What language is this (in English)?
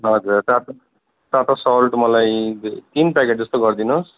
Nepali